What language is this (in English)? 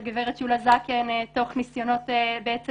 Hebrew